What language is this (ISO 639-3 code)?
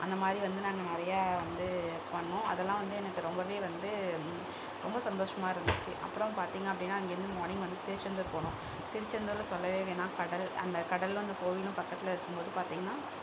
tam